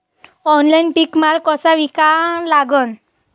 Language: Marathi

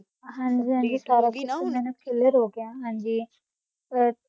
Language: Punjabi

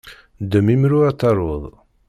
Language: Kabyle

